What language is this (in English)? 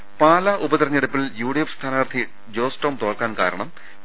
Malayalam